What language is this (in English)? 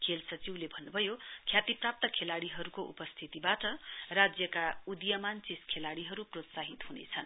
Nepali